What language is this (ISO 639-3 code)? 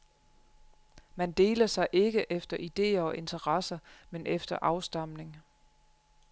dan